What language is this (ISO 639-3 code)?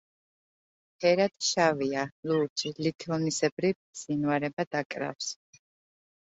kat